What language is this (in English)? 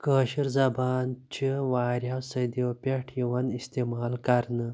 Kashmiri